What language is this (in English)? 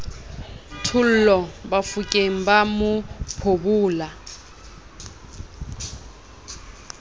Southern Sotho